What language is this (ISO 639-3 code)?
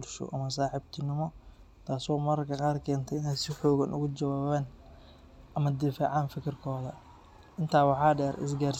som